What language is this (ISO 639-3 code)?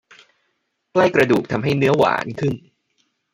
tha